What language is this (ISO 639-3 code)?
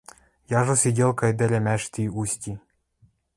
mrj